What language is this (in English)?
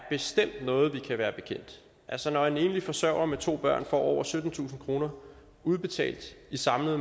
Danish